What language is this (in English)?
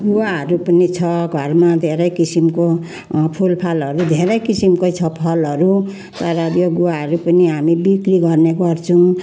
Nepali